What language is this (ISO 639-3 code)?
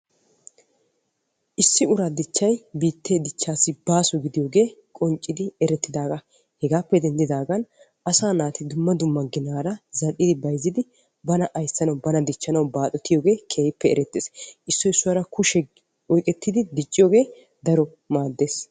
wal